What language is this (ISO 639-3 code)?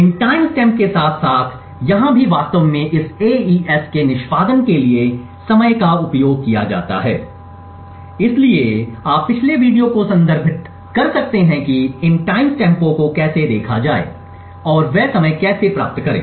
hin